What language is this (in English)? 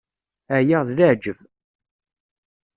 Kabyle